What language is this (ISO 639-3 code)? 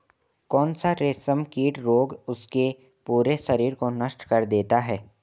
hin